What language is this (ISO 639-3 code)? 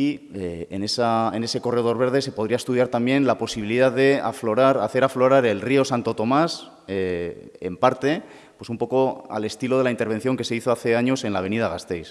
spa